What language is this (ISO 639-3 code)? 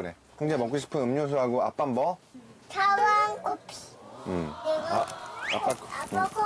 kor